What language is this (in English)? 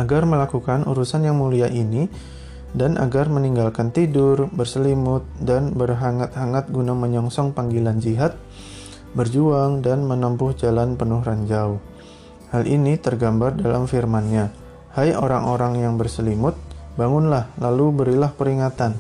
Indonesian